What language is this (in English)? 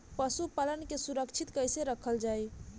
Bhojpuri